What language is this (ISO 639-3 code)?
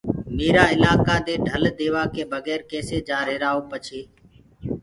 ggg